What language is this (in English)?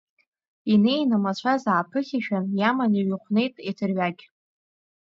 Abkhazian